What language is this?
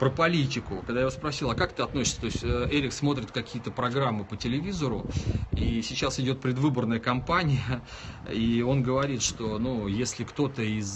Russian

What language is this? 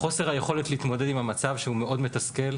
Hebrew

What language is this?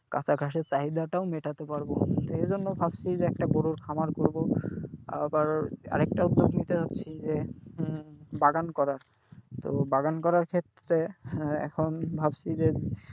Bangla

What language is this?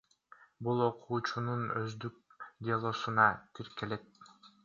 Kyrgyz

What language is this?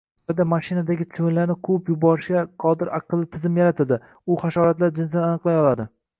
Uzbek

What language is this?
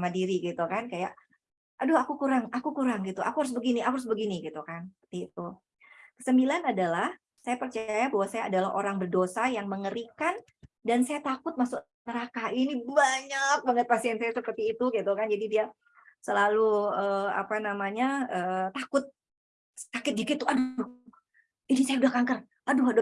Indonesian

